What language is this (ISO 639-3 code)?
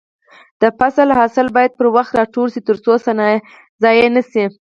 pus